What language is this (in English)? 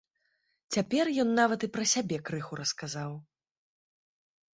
Belarusian